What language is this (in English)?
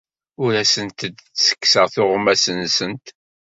Kabyle